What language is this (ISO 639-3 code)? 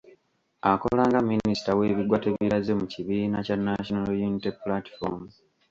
lug